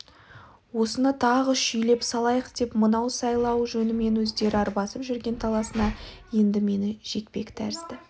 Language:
Kazakh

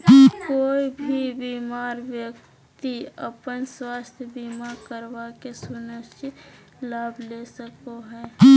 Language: Magahi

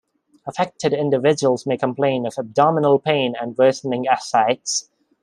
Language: English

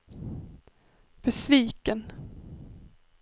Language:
Swedish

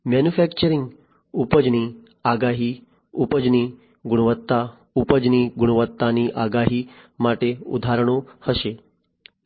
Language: Gujarati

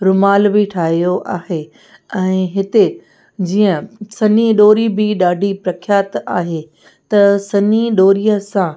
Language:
Sindhi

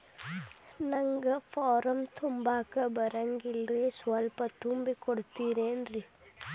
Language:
Kannada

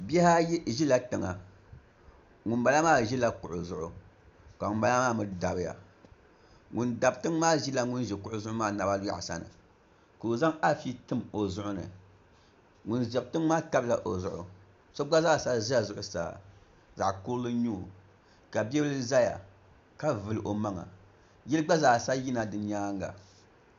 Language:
Dagbani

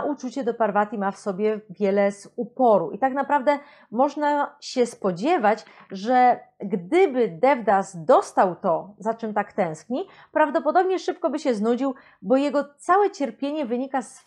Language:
Polish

